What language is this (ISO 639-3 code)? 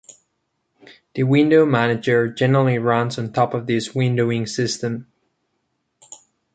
eng